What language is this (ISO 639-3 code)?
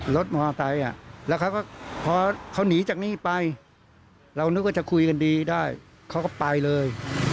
tha